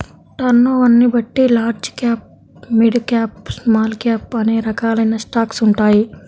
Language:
Telugu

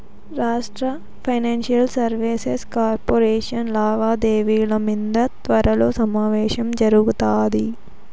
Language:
Telugu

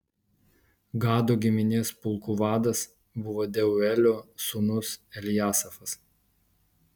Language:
Lithuanian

